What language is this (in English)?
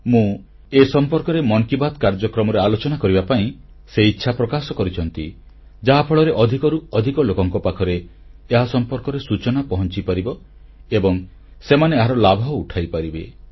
Odia